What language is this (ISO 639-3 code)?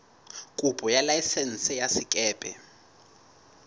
sot